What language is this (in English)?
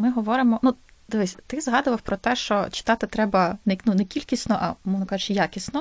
Ukrainian